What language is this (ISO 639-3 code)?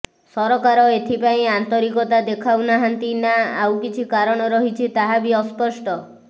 ori